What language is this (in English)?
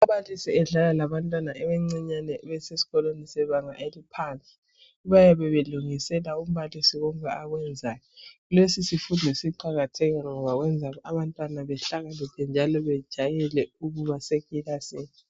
North Ndebele